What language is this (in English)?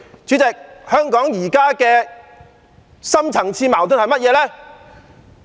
Cantonese